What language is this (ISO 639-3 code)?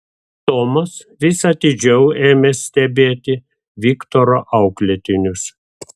lit